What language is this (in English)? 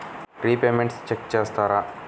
Telugu